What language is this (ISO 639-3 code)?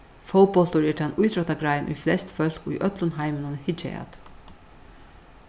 fao